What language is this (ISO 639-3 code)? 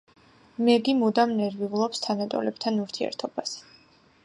kat